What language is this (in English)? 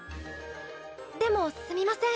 Japanese